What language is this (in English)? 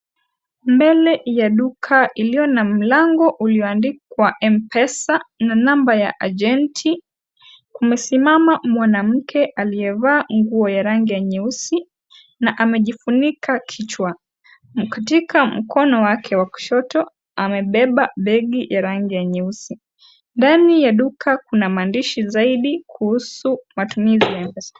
Swahili